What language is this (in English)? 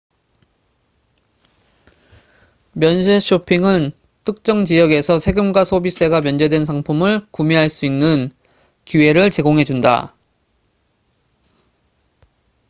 Korean